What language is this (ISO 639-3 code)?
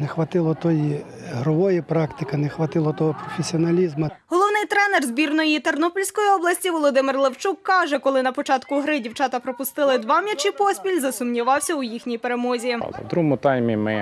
ukr